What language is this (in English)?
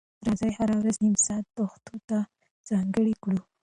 Pashto